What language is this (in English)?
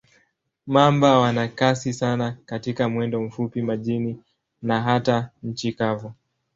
Swahili